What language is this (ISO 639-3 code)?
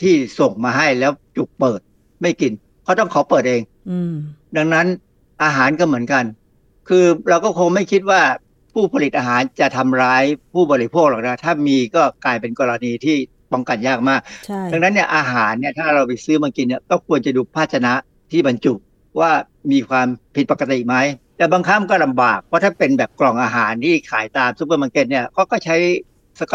tha